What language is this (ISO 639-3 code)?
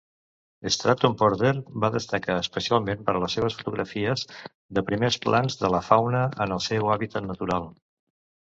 cat